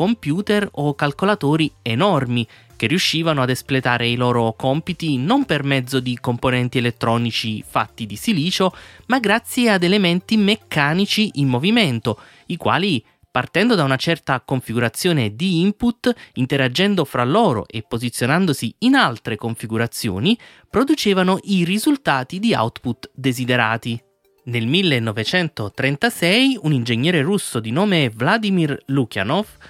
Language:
Italian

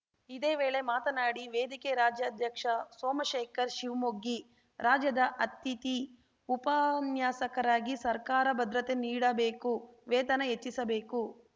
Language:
Kannada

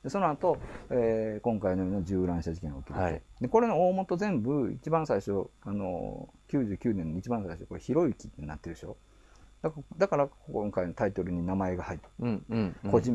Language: Japanese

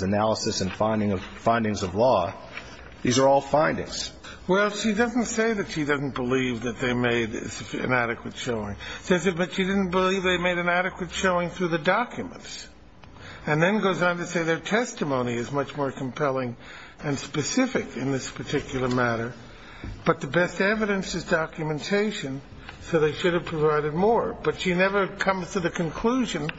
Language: English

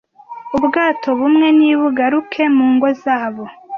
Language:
Kinyarwanda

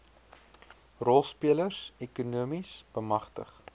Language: Afrikaans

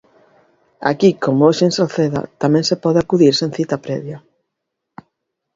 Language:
Galician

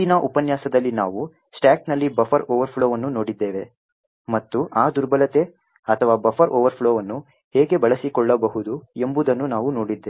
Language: Kannada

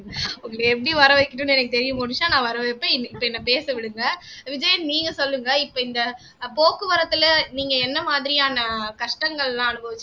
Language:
Tamil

